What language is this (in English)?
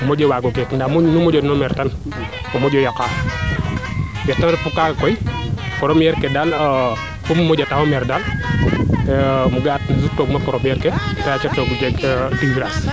Serer